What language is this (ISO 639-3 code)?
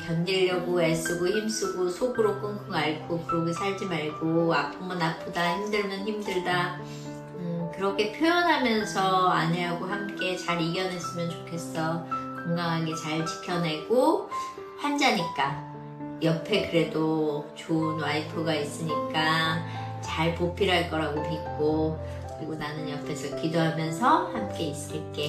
kor